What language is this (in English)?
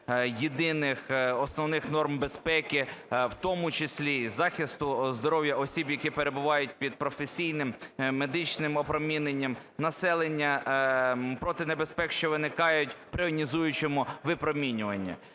Ukrainian